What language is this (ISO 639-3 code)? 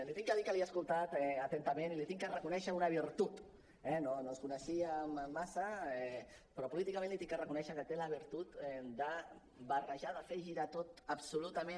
cat